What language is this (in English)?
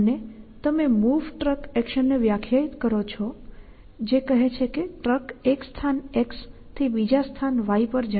Gujarati